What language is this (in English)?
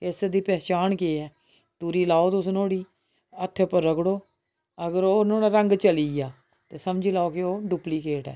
Dogri